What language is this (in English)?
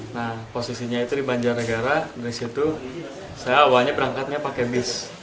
Indonesian